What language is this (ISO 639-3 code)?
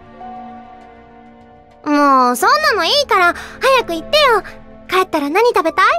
jpn